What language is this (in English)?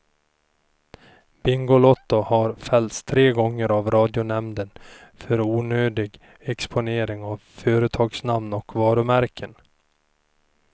Swedish